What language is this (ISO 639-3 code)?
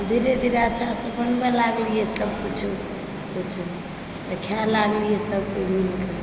mai